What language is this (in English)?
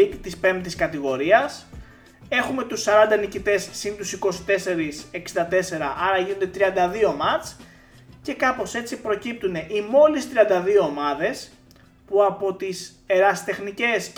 Greek